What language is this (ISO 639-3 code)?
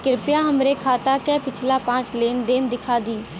bho